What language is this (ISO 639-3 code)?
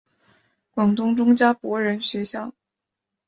zho